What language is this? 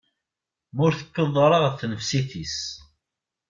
Kabyle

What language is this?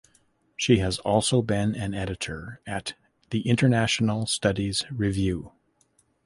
English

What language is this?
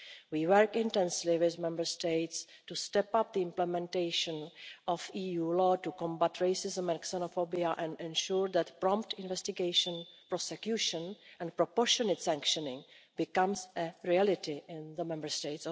English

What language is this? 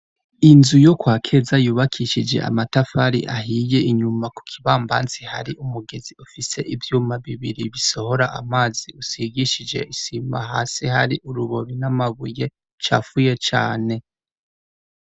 Rundi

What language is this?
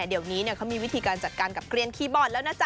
Thai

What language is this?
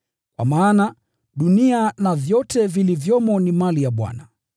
Swahili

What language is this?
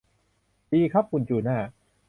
Thai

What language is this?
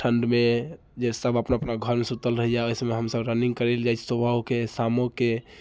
Maithili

